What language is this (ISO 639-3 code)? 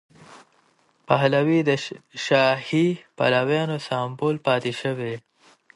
pus